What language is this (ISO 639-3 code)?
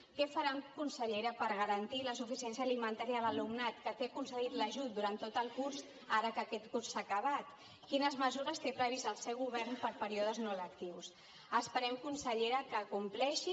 cat